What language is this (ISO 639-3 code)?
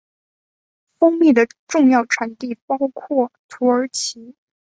zho